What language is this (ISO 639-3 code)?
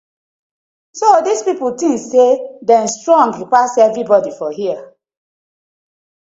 pcm